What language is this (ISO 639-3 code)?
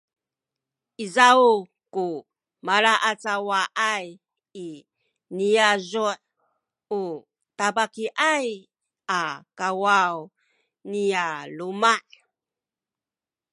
szy